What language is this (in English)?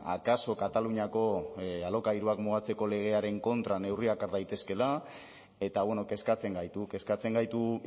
Basque